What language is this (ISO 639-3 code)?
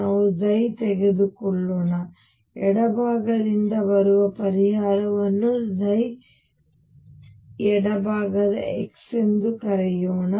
kan